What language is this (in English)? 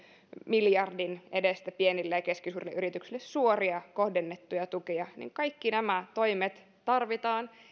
Finnish